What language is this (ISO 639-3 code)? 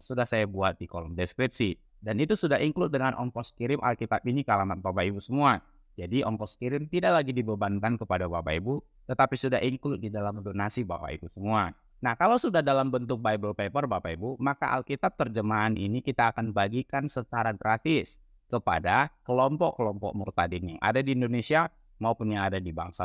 ind